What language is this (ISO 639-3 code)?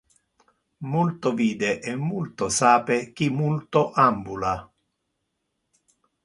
ina